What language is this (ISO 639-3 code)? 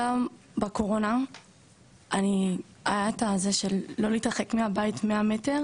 heb